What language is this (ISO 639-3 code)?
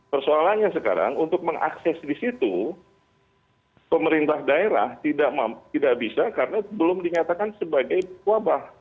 ind